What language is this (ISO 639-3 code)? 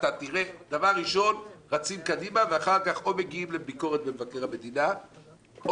heb